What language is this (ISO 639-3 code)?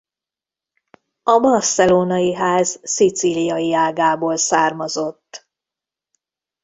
hun